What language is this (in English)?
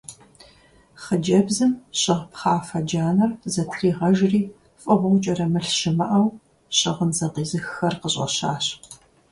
Kabardian